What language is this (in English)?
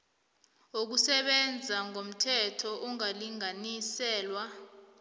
South Ndebele